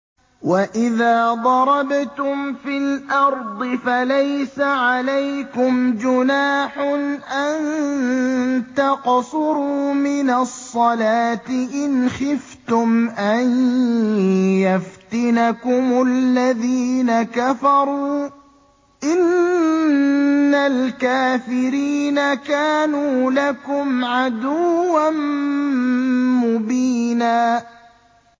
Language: Arabic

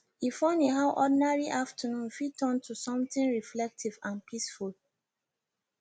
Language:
Nigerian Pidgin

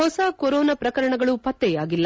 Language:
Kannada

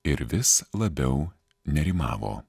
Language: Lithuanian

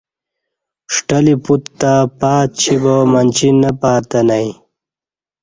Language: Kati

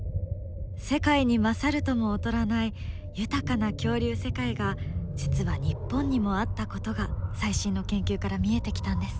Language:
Japanese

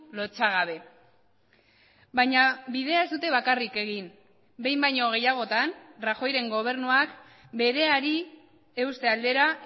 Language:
Basque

